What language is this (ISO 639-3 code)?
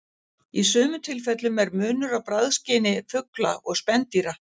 isl